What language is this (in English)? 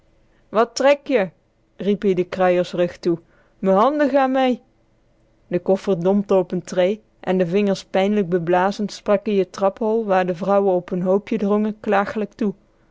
Dutch